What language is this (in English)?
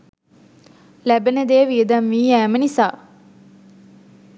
Sinhala